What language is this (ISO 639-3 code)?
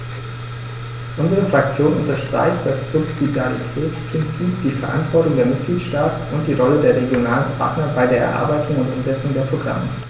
deu